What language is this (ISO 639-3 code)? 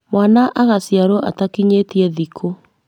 kik